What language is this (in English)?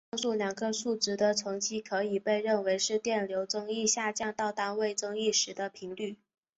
Chinese